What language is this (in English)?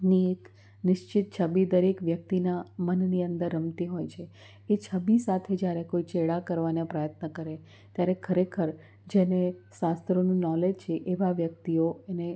Gujarati